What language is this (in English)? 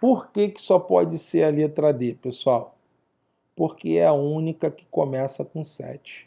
Portuguese